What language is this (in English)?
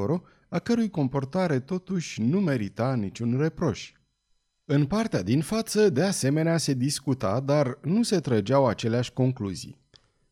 Romanian